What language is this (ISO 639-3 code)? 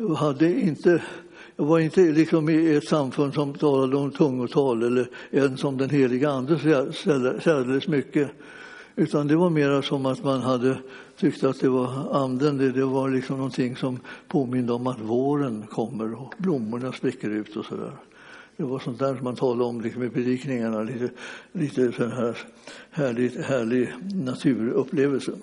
swe